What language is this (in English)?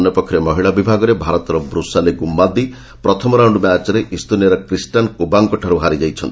Odia